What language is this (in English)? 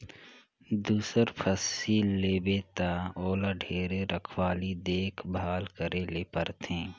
Chhattisgarhi